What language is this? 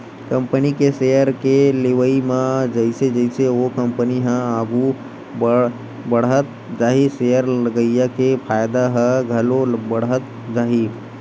Chhattisgarhi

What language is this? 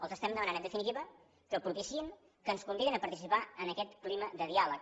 Catalan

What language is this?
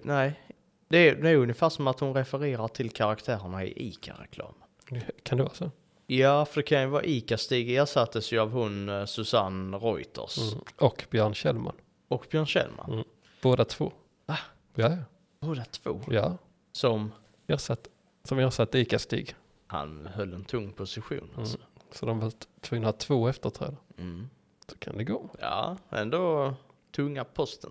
Swedish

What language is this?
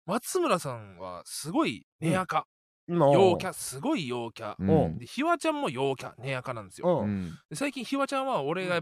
Japanese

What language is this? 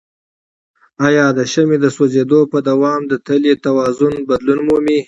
Pashto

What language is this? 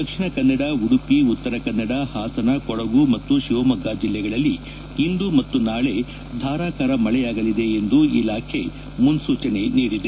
Kannada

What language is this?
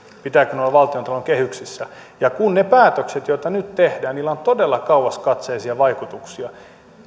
Finnish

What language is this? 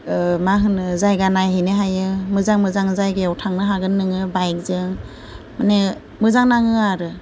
Bodo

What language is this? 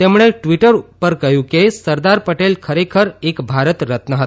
Gujarati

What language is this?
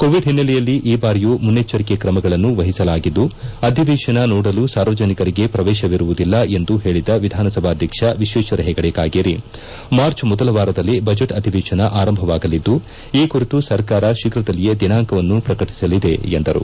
Kannada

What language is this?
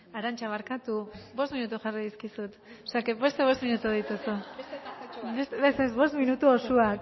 Basque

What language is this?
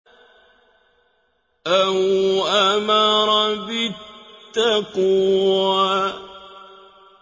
Arabic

